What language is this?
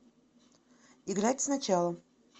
Russian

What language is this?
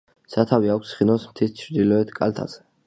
Georgian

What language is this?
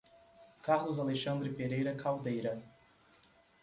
Portuguese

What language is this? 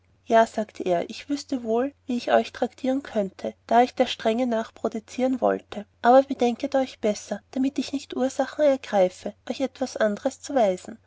German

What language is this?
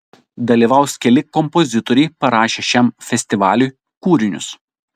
Lithuanian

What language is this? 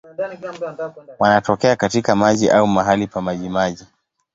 Swahili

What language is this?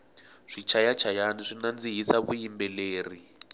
Tsonga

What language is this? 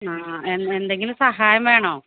Malayalam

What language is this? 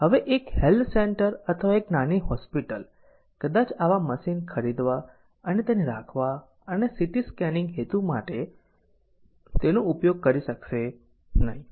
Gujarati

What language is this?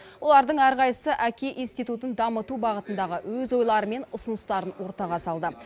Kazakh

